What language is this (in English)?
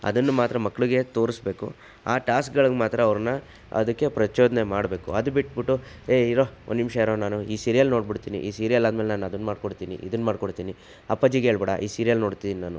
Kannada